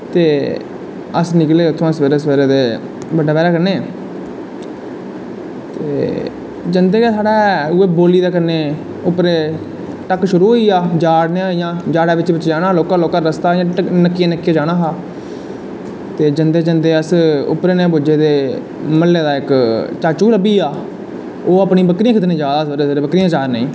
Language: Dogri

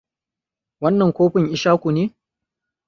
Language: Hausa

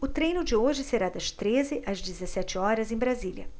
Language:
Portuguese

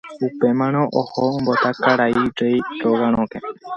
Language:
Guarani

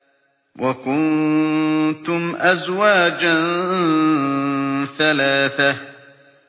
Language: Arabic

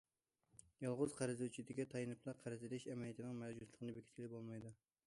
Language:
Uyghur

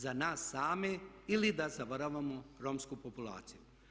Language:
Croatian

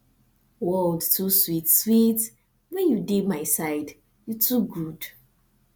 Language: Nigerian Pidgin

